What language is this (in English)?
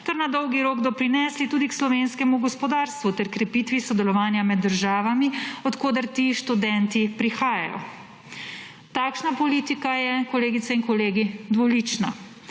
Slovenian